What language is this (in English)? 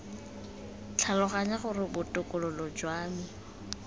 Tswana